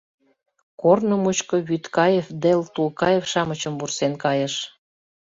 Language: Mari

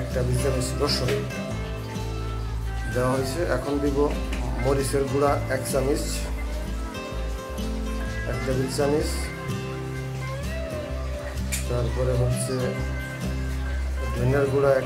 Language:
Turkish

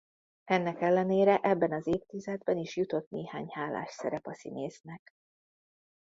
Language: Hungarian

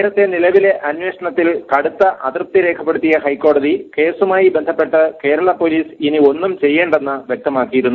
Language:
Malayalam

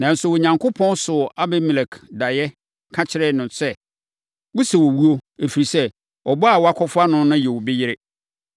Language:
Akan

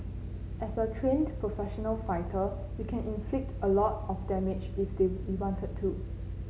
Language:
English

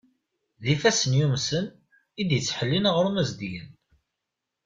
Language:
Kabyle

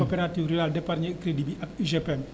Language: Wolof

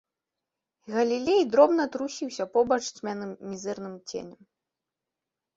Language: Belarusian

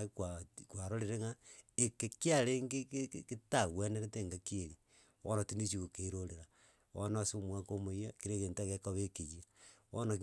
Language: Gusii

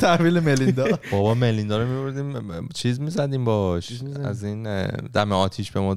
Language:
Persian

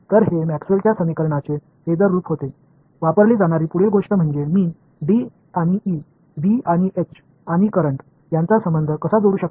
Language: Marathi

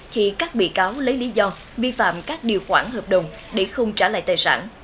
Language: Vietnamese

